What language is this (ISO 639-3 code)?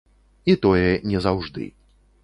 bel